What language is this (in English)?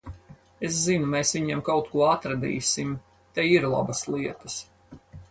Latvian